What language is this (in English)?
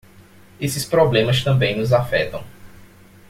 Portuguese